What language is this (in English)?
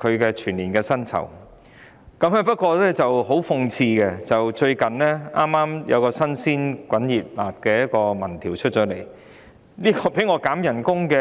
Cantonese